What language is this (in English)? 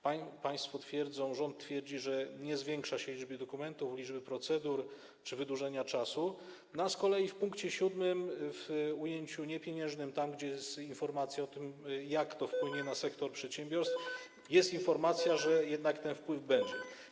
Polish